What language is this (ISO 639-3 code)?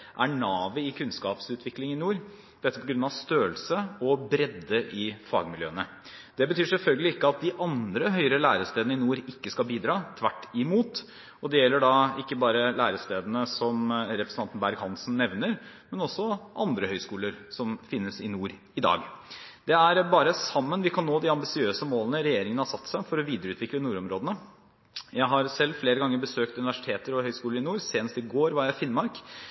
nob